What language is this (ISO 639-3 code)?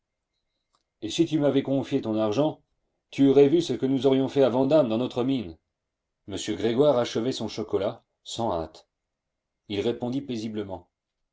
fra